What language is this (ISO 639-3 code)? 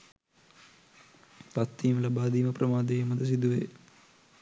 sin